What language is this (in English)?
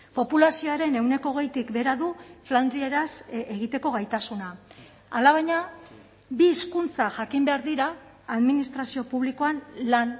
Basque